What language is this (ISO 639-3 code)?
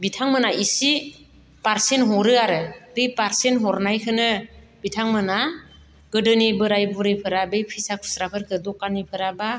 brx